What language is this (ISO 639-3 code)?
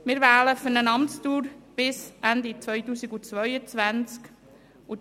gsw